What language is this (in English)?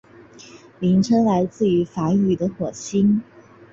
Chinese